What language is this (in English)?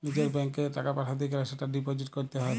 Bangla